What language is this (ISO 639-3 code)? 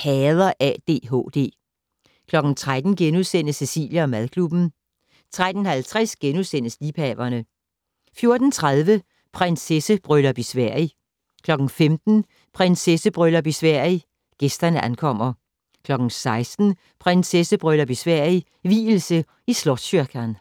dan